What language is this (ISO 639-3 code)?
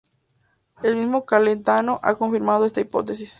spa